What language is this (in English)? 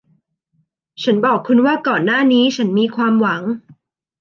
Thai